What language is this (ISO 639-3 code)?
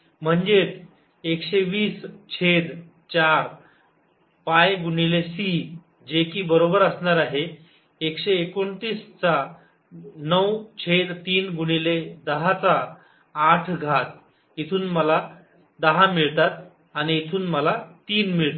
mar